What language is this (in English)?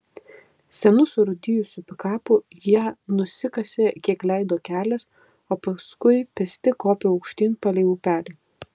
Lithuanian